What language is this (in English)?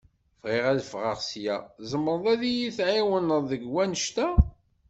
Kabyle